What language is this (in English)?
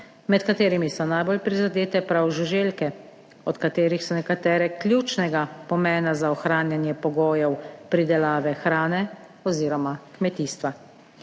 Slovenian